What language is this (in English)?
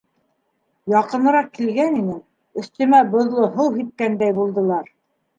Bashkir